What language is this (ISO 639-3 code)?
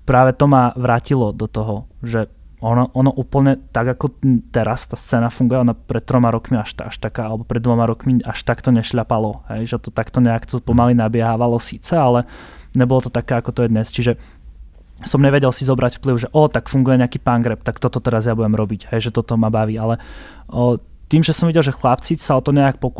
slk